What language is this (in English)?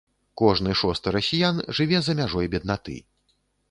Belarusian